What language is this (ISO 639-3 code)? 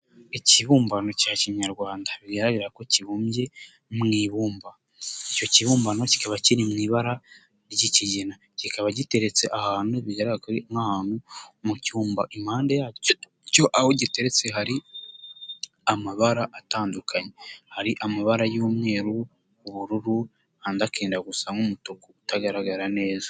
kin